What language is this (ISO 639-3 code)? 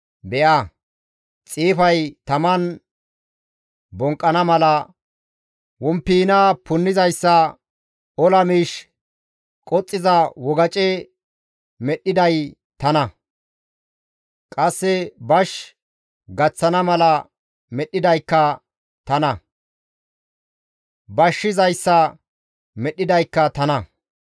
gmv